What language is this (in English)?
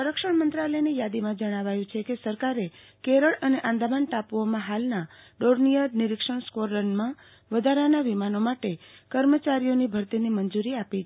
Gujarati